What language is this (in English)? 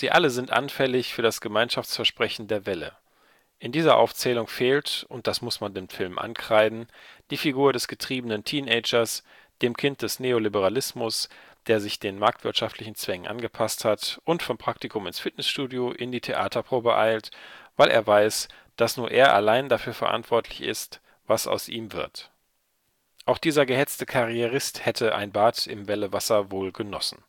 German